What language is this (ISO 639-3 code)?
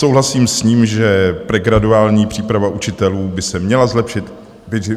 ces